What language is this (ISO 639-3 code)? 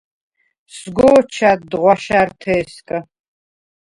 sva